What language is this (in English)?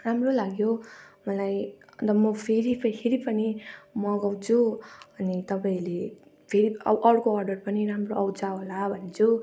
Nepali